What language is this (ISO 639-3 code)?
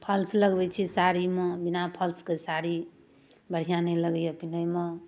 mai